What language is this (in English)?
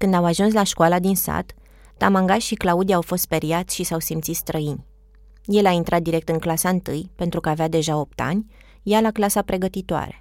Romanian